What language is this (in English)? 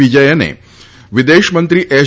Gujarati